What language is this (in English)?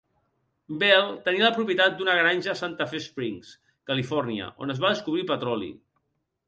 Catalan